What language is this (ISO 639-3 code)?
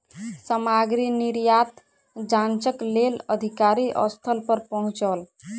mai